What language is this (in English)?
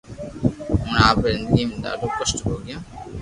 Loarki